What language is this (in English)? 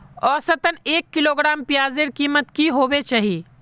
Magahi